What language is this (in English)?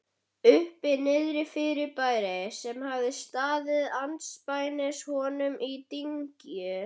Icelandic